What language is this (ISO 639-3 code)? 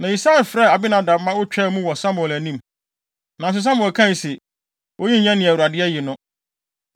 aka